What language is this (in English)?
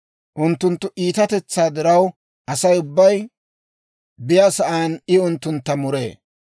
Dawro